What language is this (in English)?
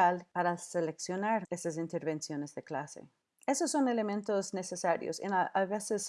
Spanish